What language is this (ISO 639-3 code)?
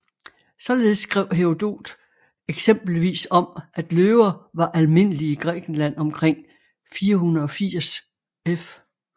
dan